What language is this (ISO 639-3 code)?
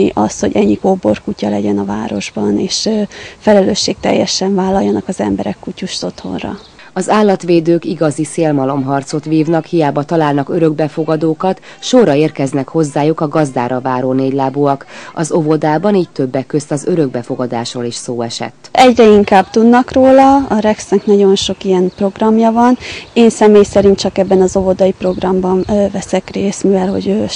hun